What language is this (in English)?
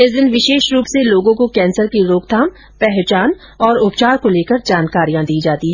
Hindi